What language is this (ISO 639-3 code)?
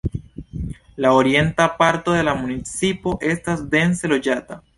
epo